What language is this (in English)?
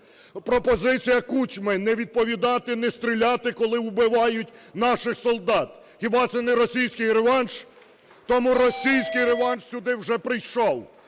Ukrainian